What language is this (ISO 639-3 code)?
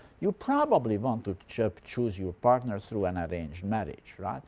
eng